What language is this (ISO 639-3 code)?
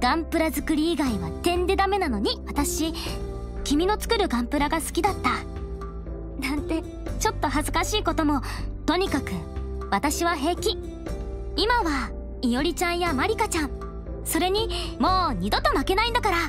jpn